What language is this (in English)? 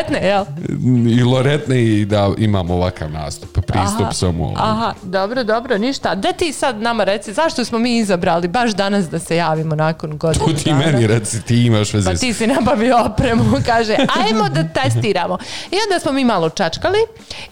Croatian